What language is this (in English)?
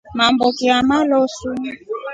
Rombo